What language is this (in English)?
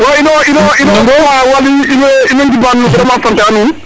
Serer